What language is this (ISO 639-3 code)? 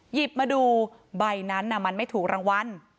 tha